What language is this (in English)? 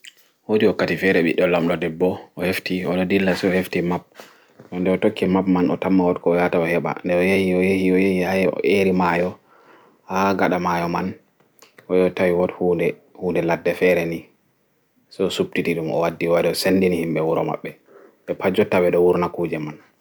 Fula